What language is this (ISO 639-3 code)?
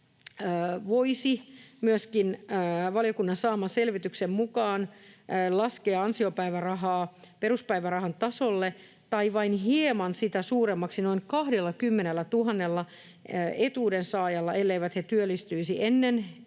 fin